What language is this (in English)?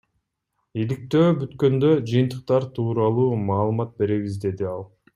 Kyrgyz